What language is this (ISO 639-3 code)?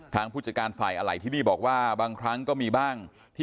tha